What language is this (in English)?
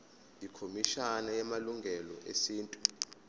Zulu